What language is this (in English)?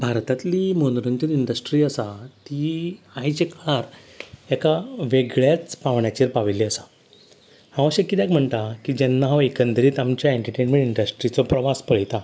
Konkani